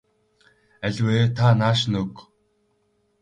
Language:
Mongolian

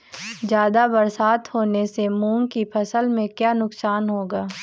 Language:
Hindi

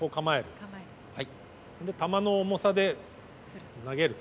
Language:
Japanese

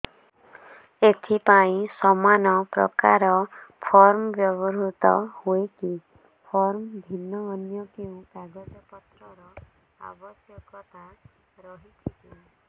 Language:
Odia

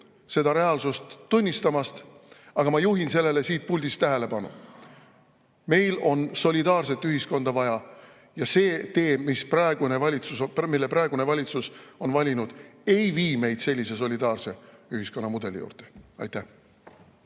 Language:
Estonian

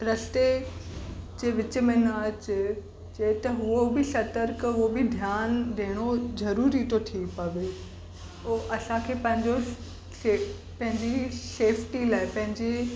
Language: Sindhi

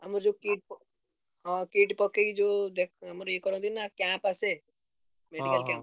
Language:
Odia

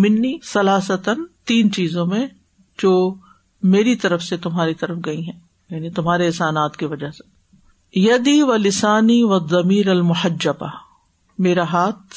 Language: Urdu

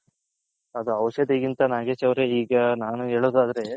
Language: Kannada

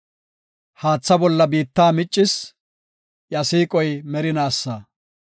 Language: Gofa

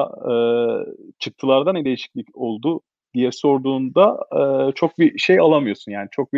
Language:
Turkish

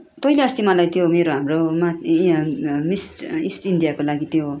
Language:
Nepali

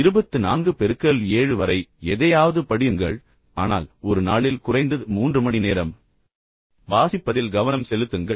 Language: Tamil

